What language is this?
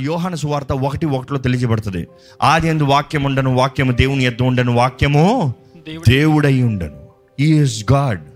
Telugu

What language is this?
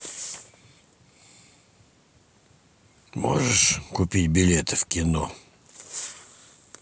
Russian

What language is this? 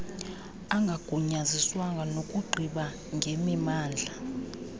Xhosa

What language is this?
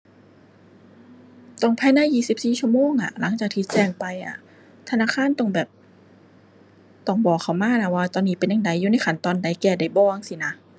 Thai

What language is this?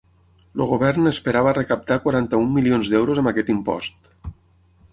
Catalan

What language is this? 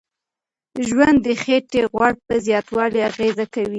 Pashto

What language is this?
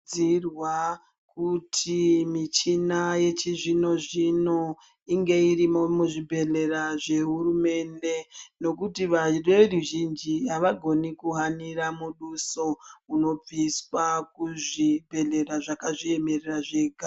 Ndau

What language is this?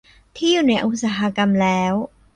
Thai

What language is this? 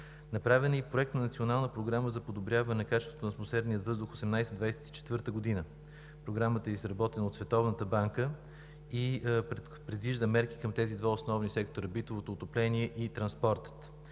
Bulgarian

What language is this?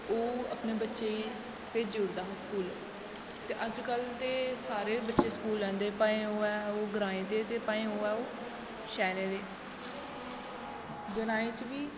Dogri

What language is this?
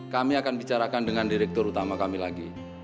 Indonesian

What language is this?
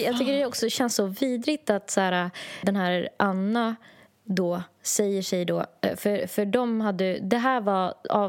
Swedish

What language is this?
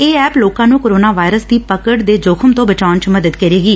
Punjabi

